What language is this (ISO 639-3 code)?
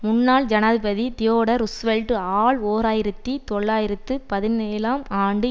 tam